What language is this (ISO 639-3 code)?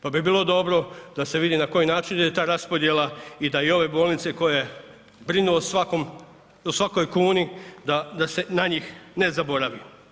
hrv